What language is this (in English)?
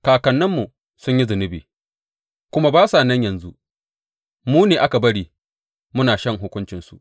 Hausa